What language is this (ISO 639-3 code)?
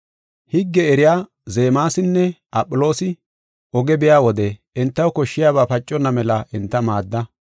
gof